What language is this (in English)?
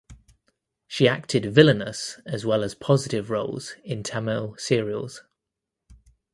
English